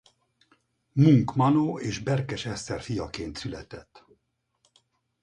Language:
Hungarian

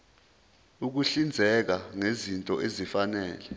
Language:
Zulu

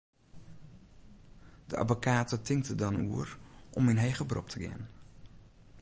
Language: Western Frisian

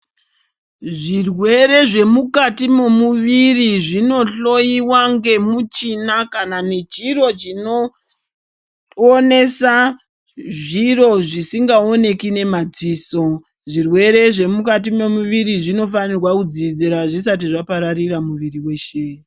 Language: Ndau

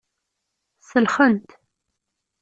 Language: Kabyle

